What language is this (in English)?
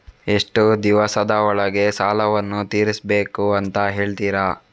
Kannada